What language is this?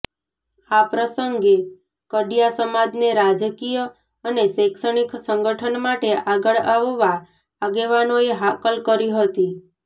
Gujarati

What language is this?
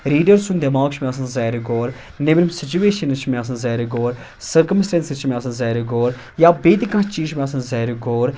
Kashmiri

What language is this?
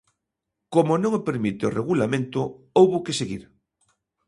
Galician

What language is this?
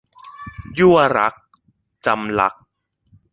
Thai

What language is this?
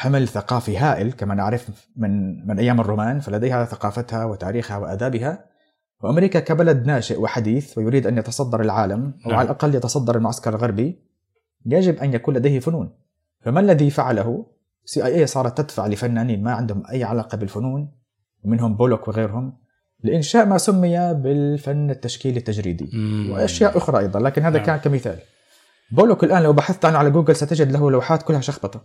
Arabic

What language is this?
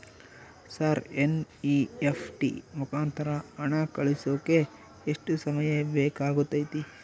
Kannada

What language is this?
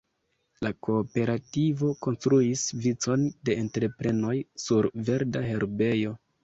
Esperanto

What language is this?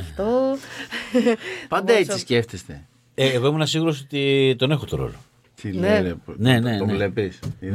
Greek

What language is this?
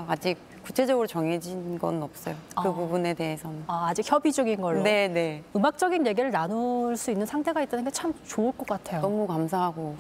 Korean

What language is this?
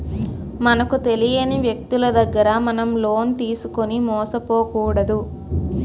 Telugu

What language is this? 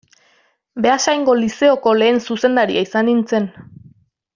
Basque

